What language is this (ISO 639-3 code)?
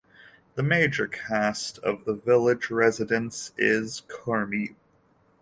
eng